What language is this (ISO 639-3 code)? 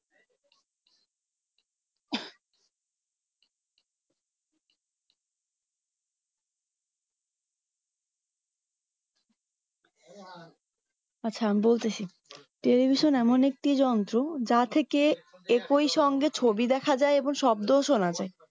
ben